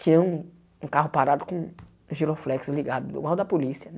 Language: Portuguese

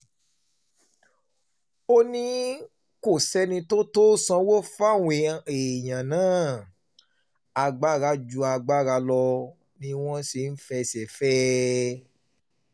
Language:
Yoruba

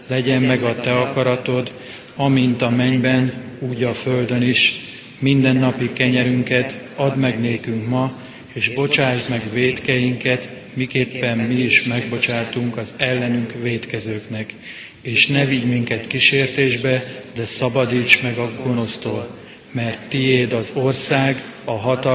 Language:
Hungarian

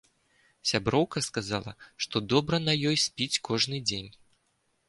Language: Belarusian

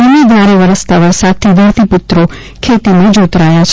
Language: Gujarati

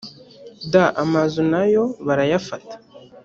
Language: Kinyarwanda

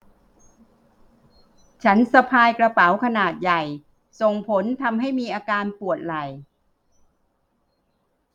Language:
Thai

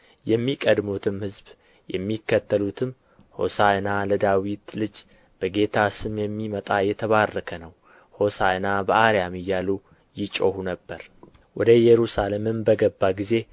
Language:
Amharic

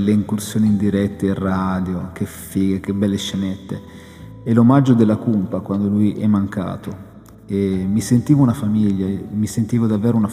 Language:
Italian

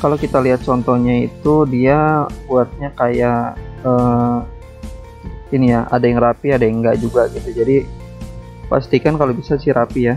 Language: Indonesian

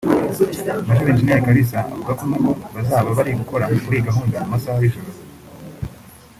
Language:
Kinyarwanda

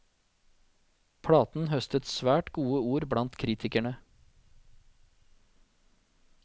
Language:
Norwegian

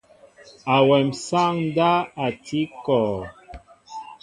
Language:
Mbo (Cameroon)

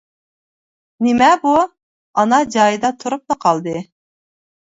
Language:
Uyghur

